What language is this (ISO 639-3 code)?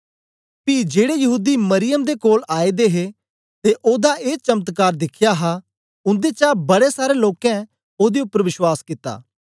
doi